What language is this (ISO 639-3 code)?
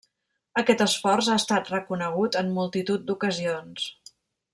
cat